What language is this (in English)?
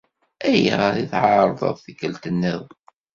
Kabyle